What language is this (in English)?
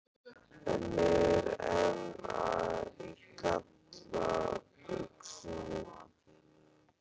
Icelandic